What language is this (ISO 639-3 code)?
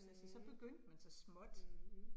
dan